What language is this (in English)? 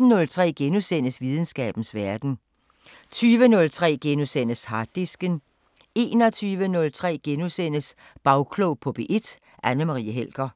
Danish